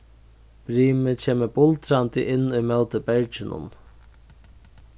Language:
Faroese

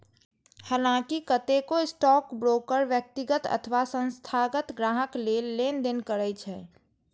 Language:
Maithili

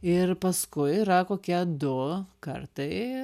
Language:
Lithuanian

